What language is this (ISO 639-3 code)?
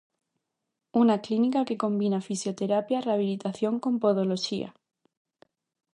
glg